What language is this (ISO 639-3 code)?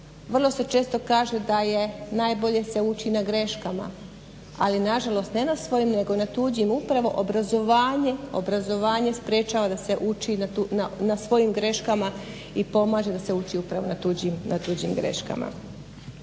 hrv